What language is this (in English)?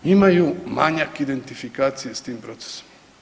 Croatian